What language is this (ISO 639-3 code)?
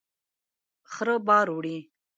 pus